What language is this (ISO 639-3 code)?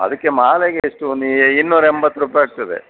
kan